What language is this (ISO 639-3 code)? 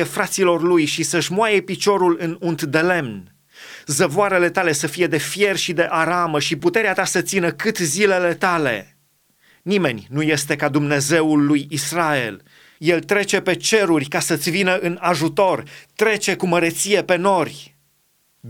ron